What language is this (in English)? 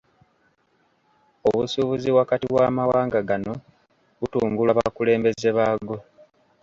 Ganda